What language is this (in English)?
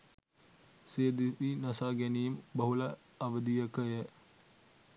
Sinhala